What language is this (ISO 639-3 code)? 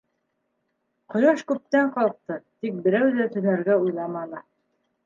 bak